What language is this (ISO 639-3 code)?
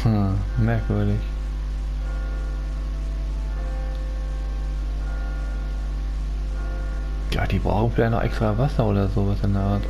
deu